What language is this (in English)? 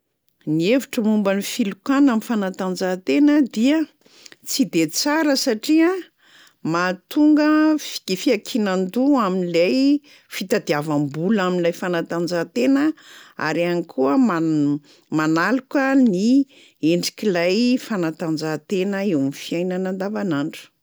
Malagasy